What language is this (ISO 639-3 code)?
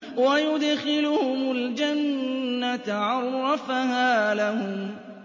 ara